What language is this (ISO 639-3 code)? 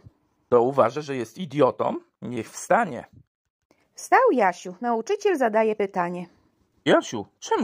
pol